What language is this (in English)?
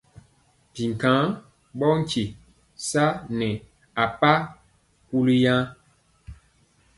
Mpiemo